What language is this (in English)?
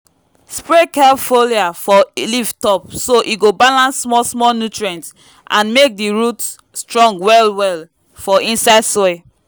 Nigerian Pidgin